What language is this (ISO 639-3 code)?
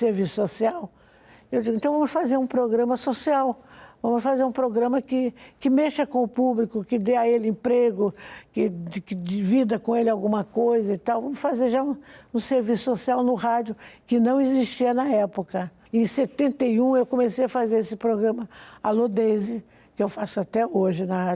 por